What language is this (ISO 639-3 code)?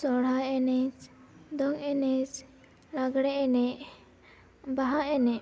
sat